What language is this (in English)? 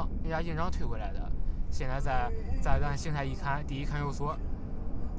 Chinese